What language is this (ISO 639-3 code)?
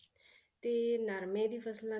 pan